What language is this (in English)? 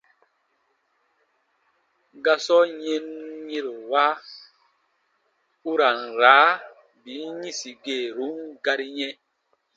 Baatonum